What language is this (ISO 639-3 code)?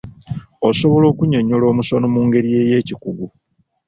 lug